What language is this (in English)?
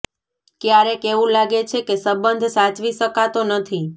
Gujarati